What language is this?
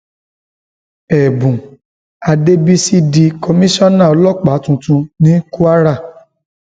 Yoruba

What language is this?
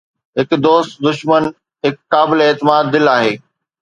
Sindhi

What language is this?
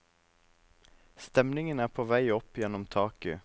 Norwegian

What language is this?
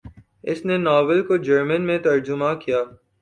Urdu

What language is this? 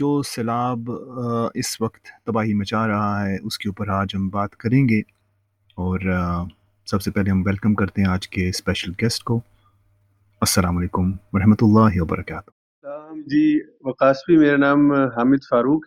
Urdu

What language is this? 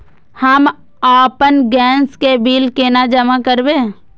Maithili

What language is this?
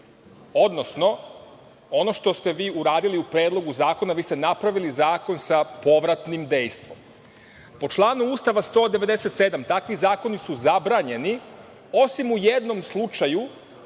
Serbian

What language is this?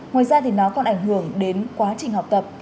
Vietnamese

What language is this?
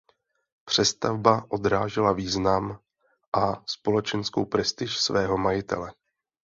Czech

